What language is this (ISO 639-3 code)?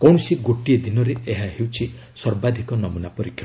ori